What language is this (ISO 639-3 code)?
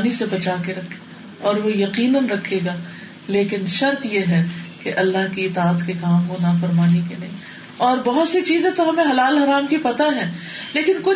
urd